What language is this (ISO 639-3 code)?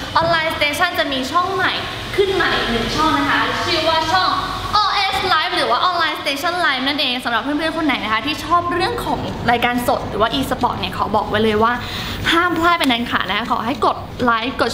tha